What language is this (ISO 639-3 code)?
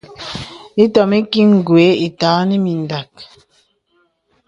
beb